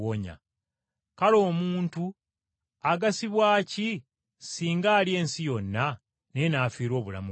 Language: Ganda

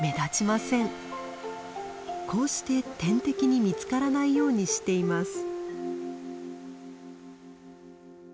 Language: Japanese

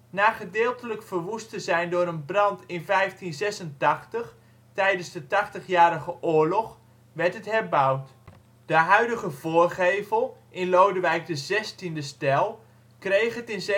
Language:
Dutch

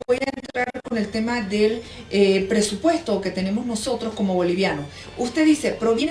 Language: Spanish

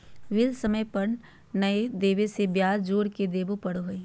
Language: Magahi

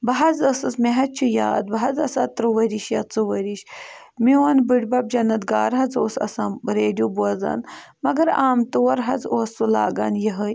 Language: Kashmiri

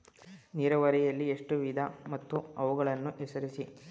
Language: Kannada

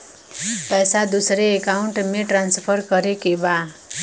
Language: Bhojpuri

